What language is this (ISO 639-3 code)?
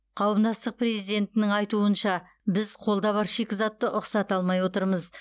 kaz